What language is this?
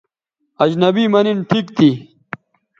Bateri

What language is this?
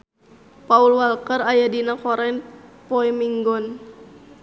Sundanese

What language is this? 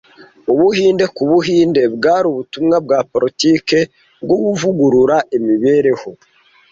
Kinyarwanda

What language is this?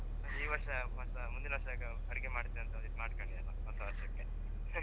Kannada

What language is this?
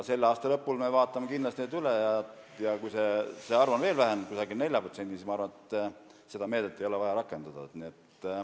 Estonian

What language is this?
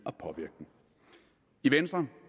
Danish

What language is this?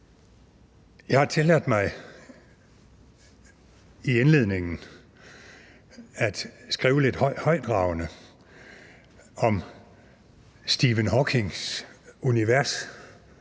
Danish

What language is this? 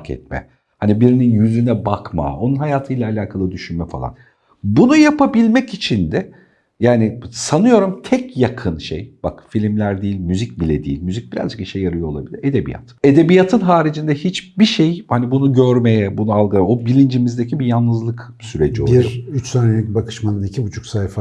Turkish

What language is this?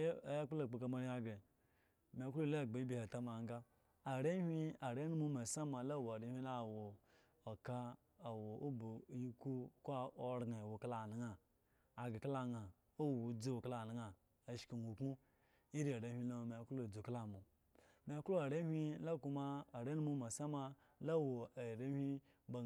Eggon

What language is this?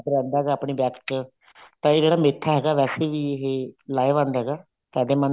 Punjabi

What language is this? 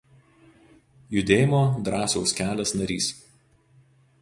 Lithuanian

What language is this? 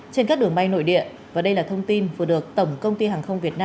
Vietnamese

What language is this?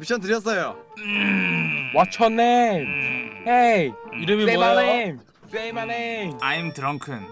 Korean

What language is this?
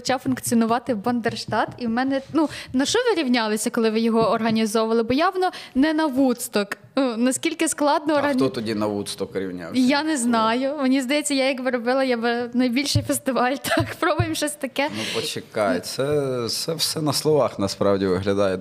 Ukrainian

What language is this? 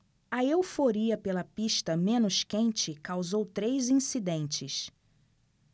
Portuguese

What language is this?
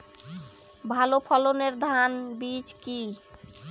Bangla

